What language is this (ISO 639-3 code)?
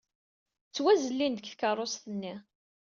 kab